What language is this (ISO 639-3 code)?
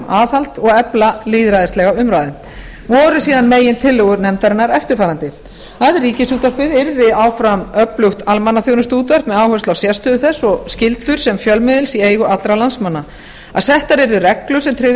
isl